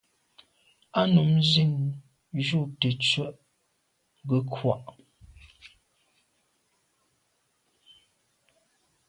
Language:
Medumba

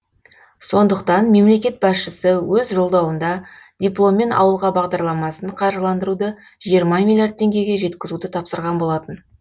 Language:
Kazakh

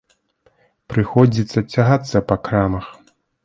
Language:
Belarusian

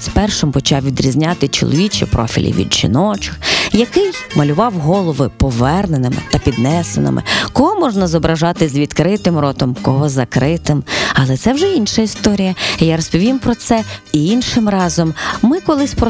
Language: Ukrainian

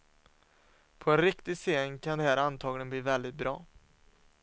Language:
Swedish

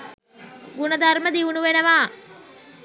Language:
Sinhala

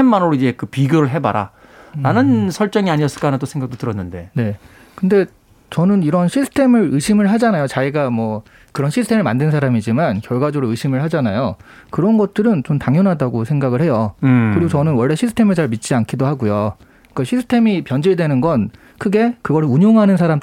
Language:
Korean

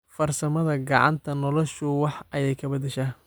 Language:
Somali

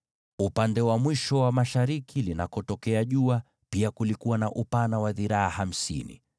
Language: Swahili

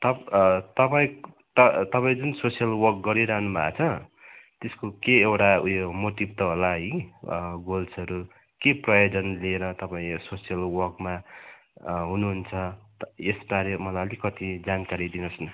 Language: Nepali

